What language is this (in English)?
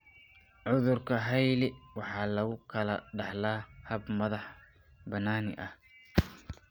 Somali